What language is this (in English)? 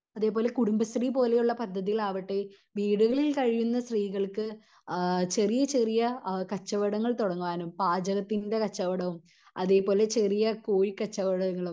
Malayalam